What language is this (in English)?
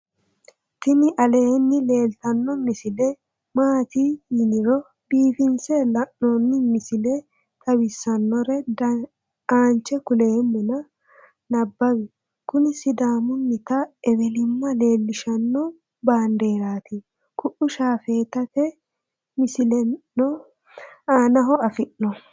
Sidamo